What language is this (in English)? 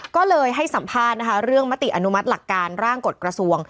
Thai